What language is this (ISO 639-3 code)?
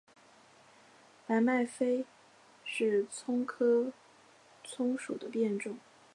zho